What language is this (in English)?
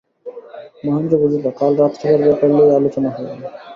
Bangla